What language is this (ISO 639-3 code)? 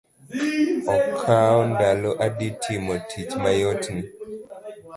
luo